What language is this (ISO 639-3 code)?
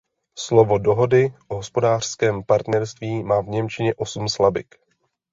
ces